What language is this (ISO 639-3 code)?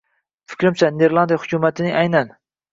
uzb